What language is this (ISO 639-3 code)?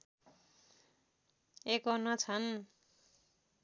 nep